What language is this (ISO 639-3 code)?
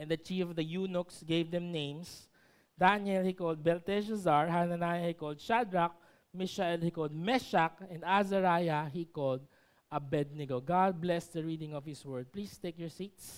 fil